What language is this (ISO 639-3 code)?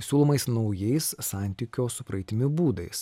lit